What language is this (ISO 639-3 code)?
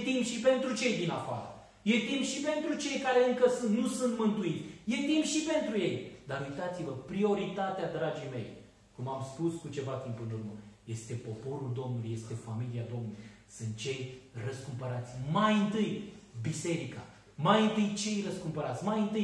ron